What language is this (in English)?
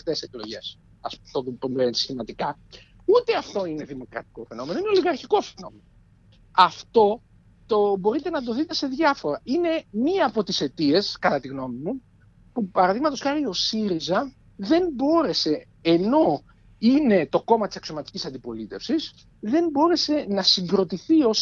Greek